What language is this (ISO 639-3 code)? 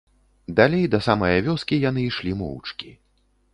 bel